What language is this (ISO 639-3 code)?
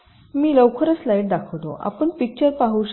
mar